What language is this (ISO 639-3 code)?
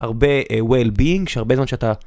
heb